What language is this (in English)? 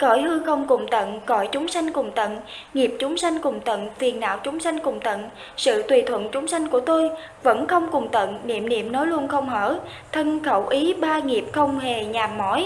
Vietnamese